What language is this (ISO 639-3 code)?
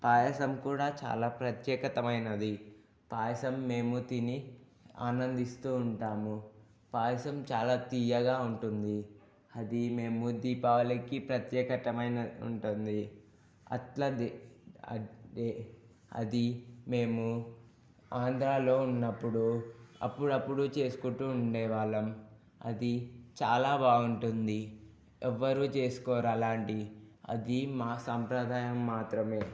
tel